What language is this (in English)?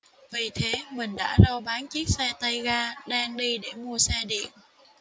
Vietnamese